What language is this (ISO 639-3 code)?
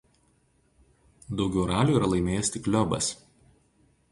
lit